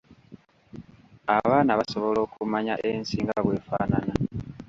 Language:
Ganda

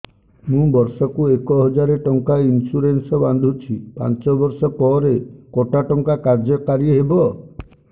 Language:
Odia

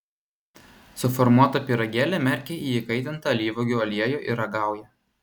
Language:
Lithuanian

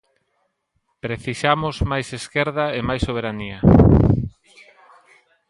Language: Galician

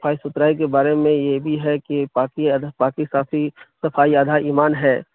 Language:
Urdu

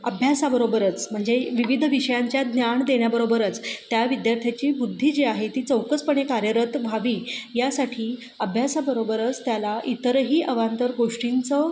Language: Marathi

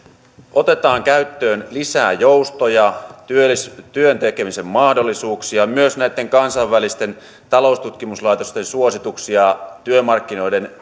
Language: Finnish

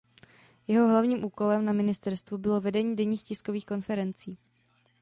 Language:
Czech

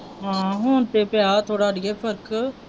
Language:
Punjabi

